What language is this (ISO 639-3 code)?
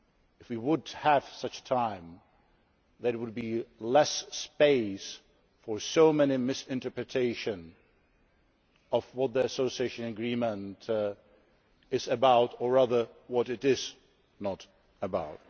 eng